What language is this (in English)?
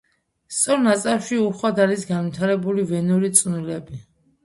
Georgian